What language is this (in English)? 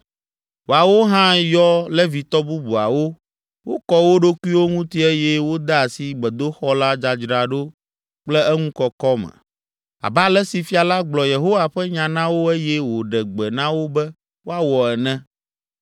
Ewe